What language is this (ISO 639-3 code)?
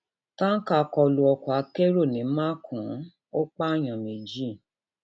yor